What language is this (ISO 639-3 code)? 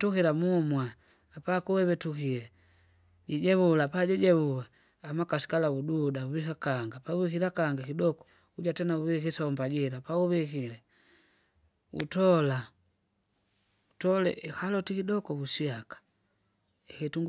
zga